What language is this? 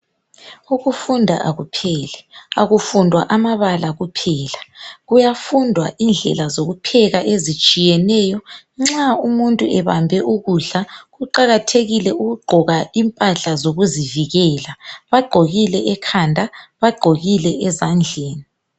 North Ndebele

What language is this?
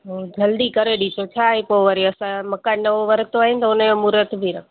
Sindhi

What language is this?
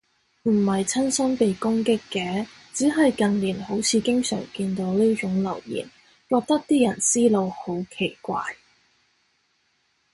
Cantonese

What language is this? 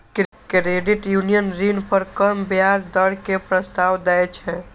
Maithili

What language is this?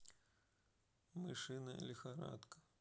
Russian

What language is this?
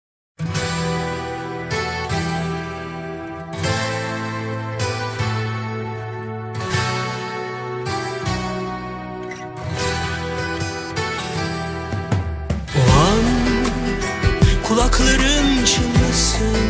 Turkish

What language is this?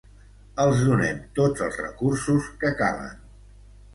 Catalan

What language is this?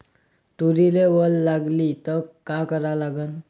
Marathi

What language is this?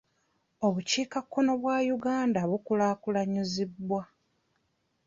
Ganda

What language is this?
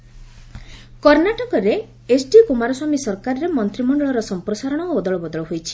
Odia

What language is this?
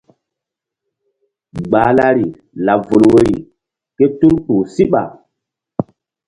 Mbum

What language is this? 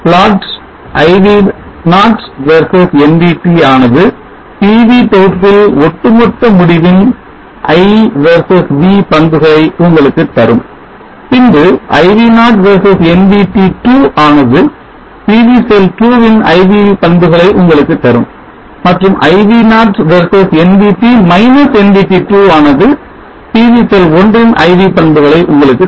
Tamil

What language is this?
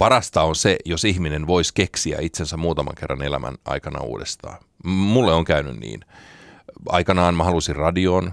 Finnish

